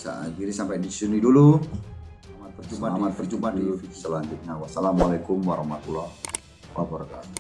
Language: Indonesian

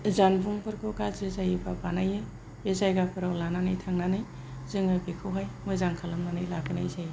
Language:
Bodo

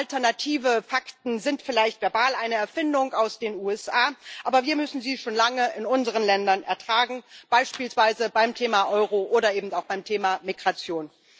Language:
German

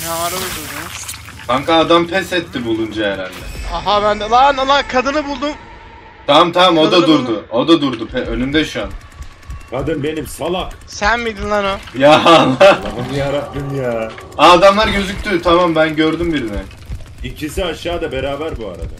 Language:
Turkish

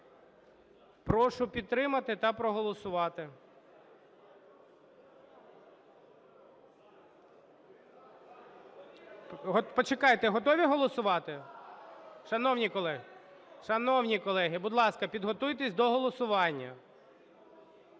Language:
Ukrainian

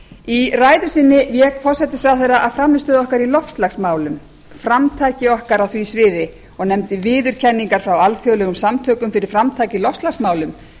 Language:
Icelandic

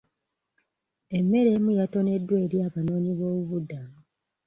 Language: Ganda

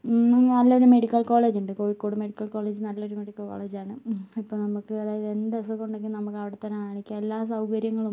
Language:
Malayalam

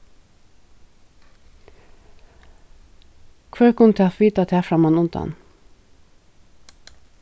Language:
Faroese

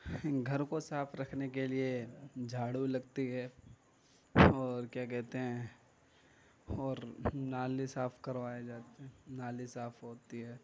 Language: Urdu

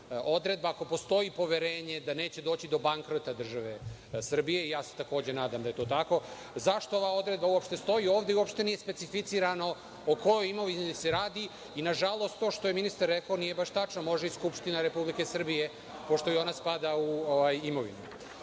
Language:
Serbian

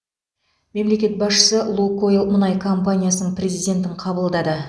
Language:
Kazakh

